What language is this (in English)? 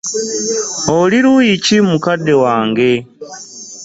Ganda